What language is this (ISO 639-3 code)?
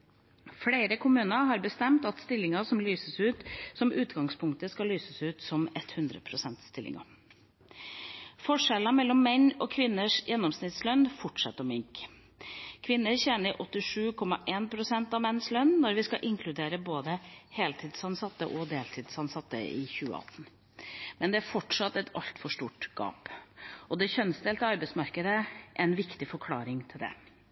nob